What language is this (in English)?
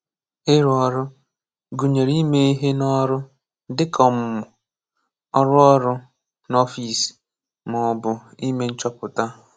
Igbo